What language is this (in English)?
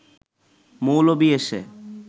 Bangla